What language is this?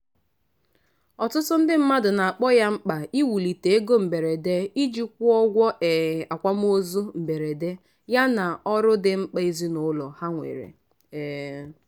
Igbo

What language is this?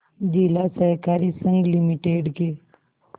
Hindi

